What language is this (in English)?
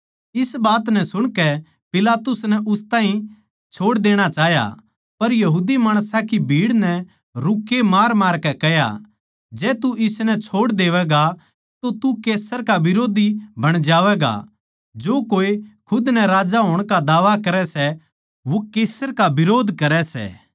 Haryanvi